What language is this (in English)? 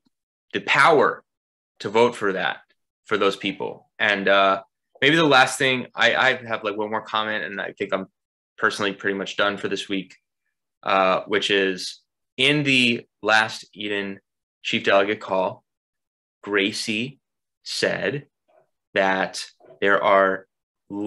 English